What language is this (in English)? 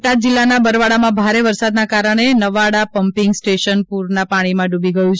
Gujarati